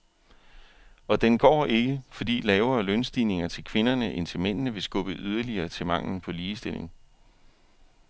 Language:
Danish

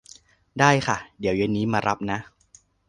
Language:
Thai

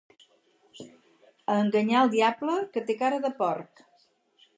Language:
Catalan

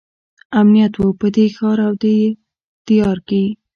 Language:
Pashto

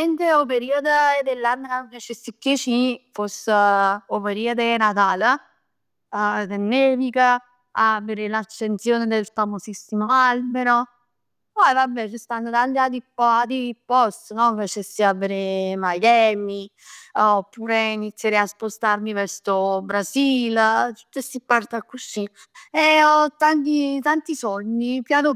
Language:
Neapolitan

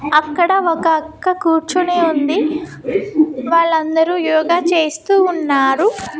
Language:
Telugu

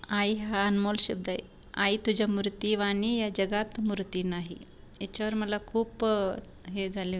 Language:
Marathi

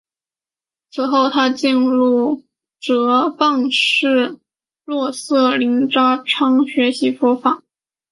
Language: Chinese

